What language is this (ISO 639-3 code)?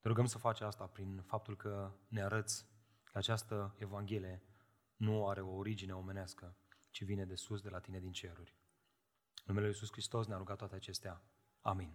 ron